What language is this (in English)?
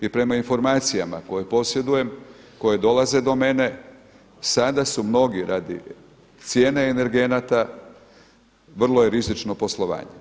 Croatian